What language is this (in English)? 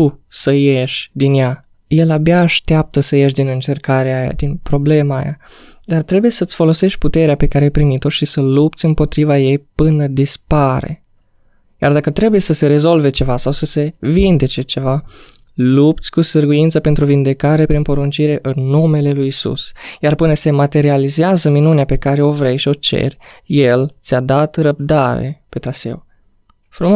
Romanian